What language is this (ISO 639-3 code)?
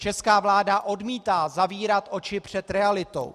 ces